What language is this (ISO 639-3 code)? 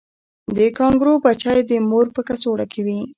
pus